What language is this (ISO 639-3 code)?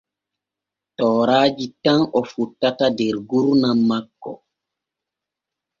fue